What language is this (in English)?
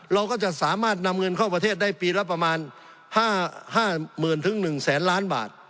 Thai